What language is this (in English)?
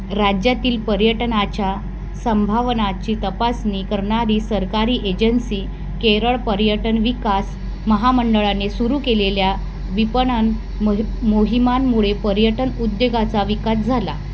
Marathi